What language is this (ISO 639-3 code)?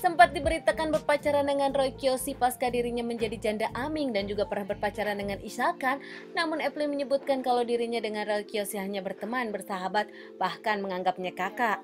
ind